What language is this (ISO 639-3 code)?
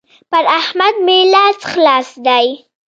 pus